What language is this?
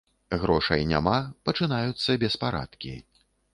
Belarusian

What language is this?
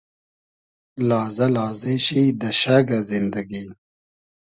Hazaragi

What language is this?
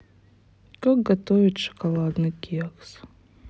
Russian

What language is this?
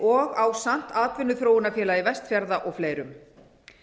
Icelandic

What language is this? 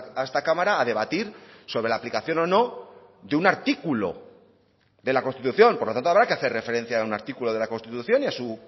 Spanish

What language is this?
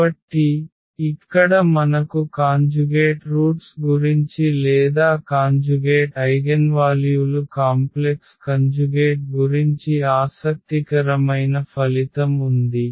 Telugu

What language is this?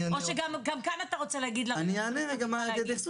Hebrew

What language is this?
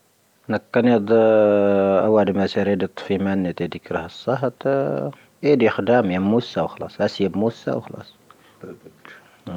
Tahaggart Tamahaq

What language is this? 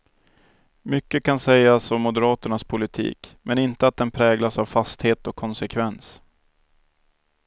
Swedish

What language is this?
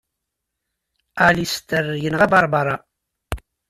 Kabyle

